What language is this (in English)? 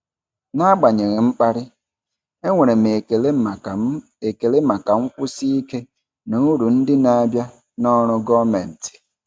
Igbo